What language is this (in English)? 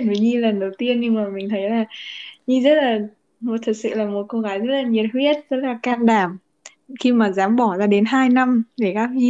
Vietnamese